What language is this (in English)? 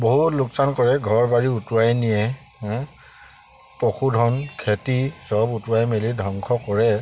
Assamese